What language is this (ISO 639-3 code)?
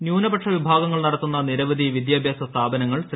mal